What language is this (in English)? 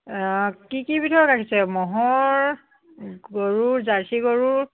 Assamese